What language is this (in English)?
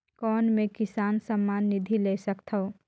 Chhattisgarhi